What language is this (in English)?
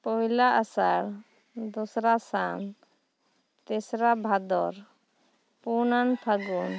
Santali